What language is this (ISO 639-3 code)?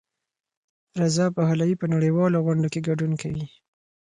pus